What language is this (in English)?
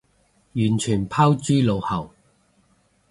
Cantonese